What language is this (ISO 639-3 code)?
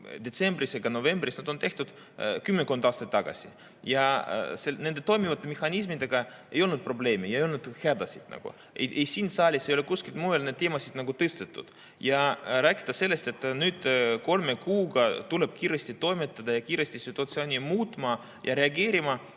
est